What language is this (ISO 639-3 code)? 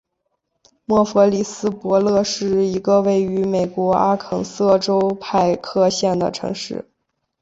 zho